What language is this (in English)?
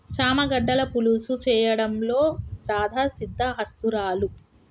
Telugu